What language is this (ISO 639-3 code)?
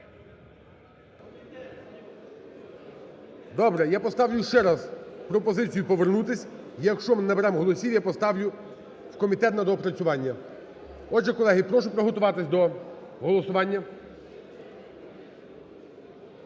ukr